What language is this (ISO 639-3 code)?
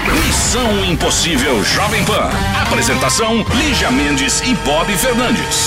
por